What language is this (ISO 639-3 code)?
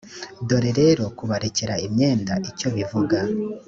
kin